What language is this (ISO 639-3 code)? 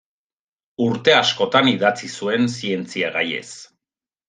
eus